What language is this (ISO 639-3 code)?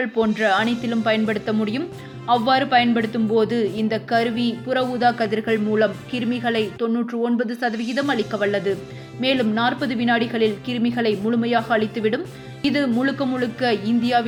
tam